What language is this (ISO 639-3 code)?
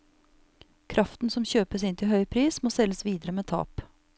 nor